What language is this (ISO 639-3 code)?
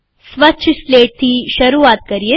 guj